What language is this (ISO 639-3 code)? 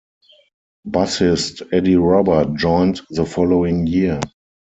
eng